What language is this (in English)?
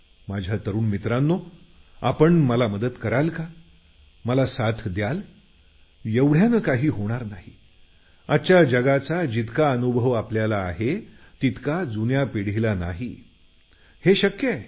Marathi